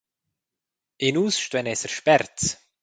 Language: Romansh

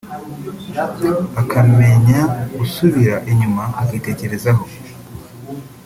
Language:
Kinyarwanda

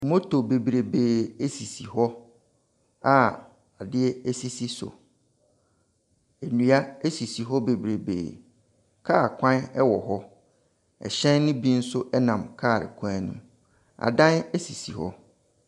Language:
Akan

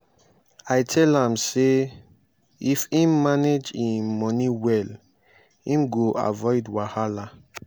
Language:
Nigerian Pidgin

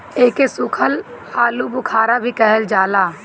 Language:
Bhojpuri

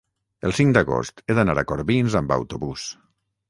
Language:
Catalan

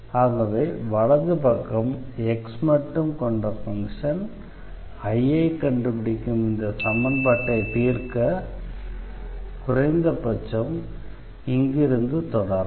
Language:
Tamil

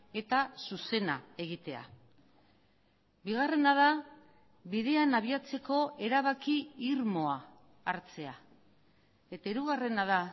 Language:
Basque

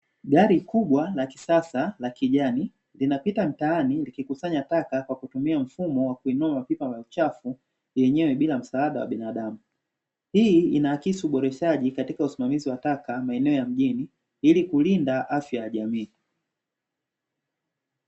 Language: Swahili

